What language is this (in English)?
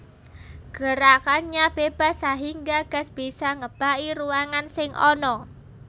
Javanese